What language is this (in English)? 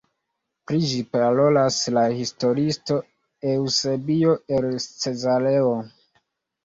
Esperanto